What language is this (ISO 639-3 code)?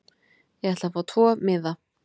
isl